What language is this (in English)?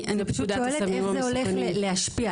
Hebrew